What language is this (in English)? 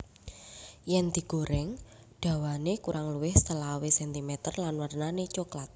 Javanese